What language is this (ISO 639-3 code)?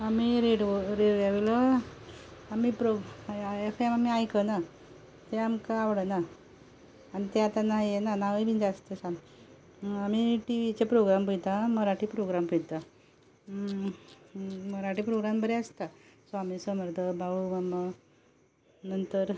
kok